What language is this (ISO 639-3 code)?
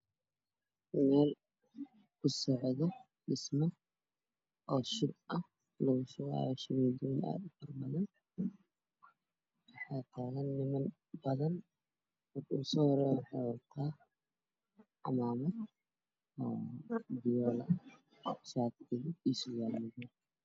som